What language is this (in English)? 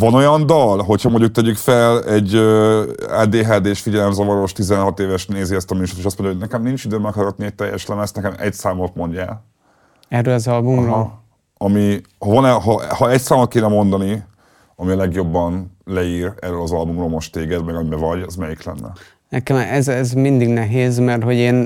Hungarian